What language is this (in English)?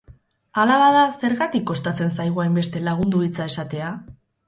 Basque